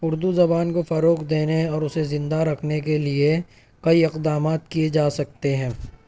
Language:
Urdu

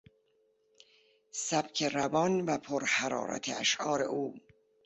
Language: Persian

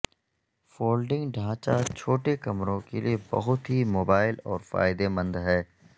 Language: Urdu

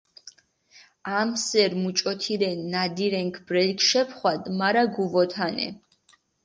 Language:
Mingrelian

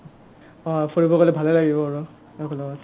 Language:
Assamese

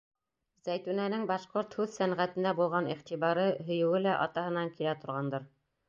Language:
Bashkir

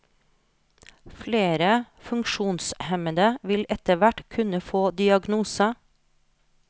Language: Norwegian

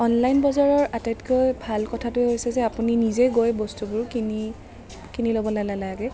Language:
Assamese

